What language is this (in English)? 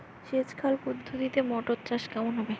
Bangla